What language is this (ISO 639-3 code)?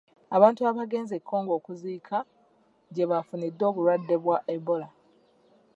lug